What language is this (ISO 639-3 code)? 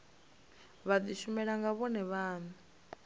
ven